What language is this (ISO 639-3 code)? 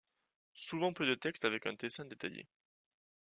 fra